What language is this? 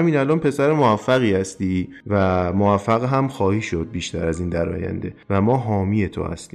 Persian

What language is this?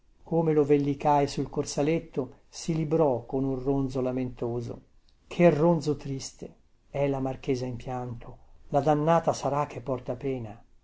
Italian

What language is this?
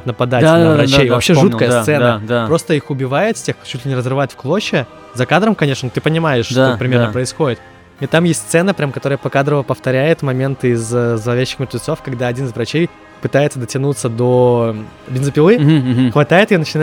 Russian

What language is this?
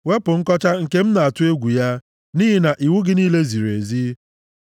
Igbo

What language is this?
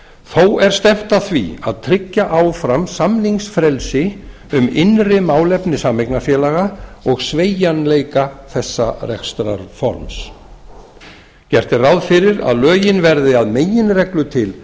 Icelandic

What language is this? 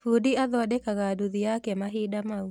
Kikuyu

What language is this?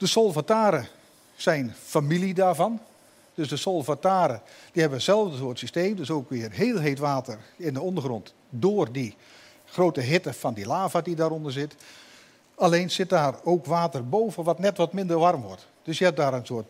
Dutch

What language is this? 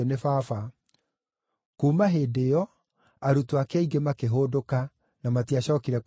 Kikuyu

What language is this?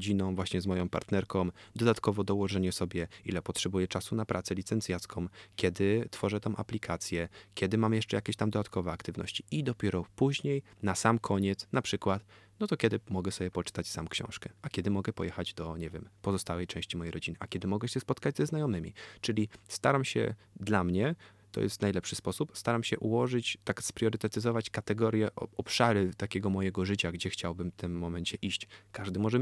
Polish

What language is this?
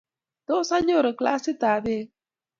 Kalenjin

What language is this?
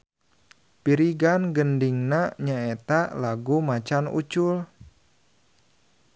Sundanese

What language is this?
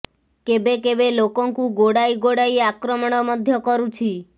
Odia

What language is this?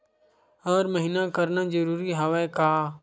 Chhattisgarhi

